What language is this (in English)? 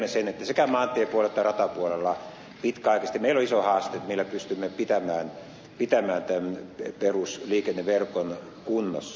Finnish